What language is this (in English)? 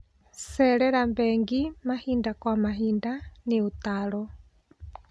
Kikuyu